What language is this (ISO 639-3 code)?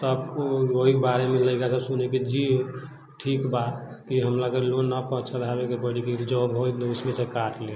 mai